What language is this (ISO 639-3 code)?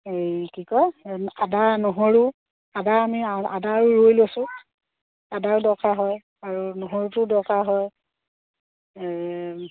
asm